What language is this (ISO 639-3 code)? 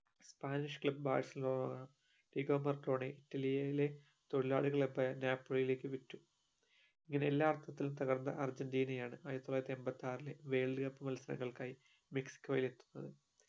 mal